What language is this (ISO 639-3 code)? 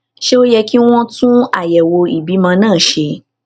yor